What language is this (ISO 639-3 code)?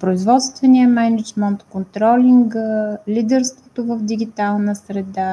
bul